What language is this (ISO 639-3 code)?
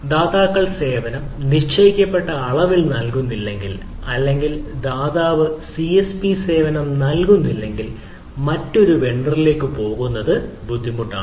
mal